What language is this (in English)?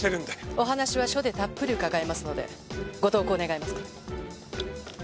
Japanese